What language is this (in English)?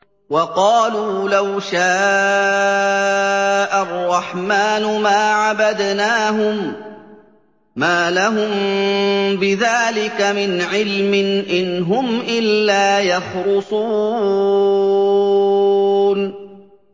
Arabic